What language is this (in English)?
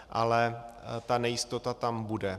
Czech